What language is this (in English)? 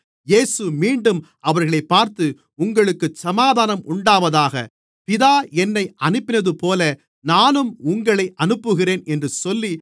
Tamil